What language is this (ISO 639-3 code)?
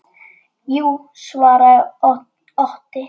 isl